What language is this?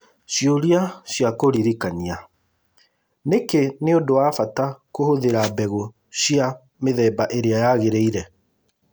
Kikuyu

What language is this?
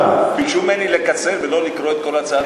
Hebrew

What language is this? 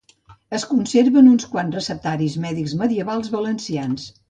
Catalan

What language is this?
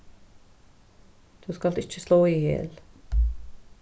Faroese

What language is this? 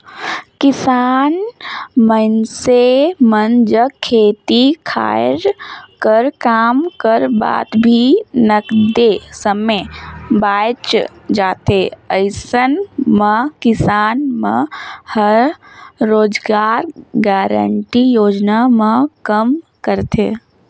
Chhattisgarhi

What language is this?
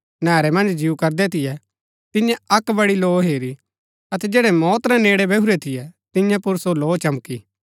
Gaddi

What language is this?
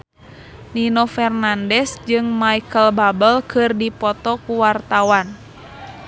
Sundanese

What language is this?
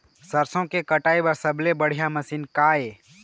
Chhattisgarhi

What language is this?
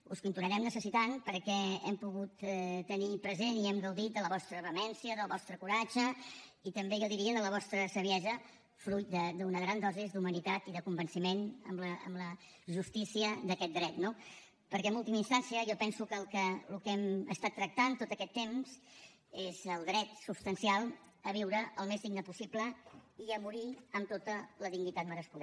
Catalan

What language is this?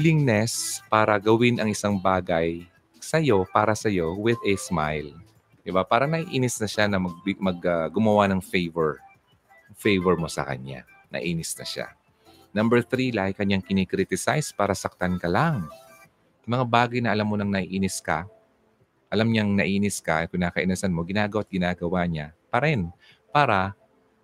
Filipino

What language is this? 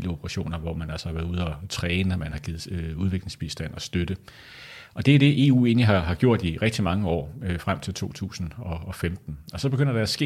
Danish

